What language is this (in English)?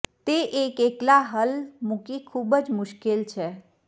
Gujarati